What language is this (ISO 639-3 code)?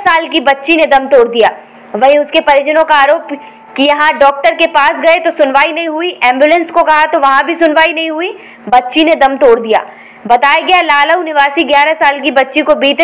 hin